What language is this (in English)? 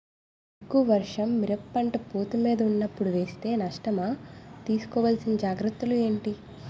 Telugu